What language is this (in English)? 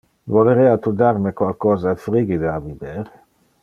Interlingua